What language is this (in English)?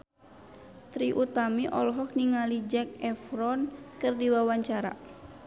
Sundanese